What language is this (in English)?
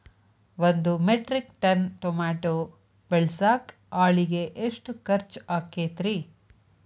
Kannada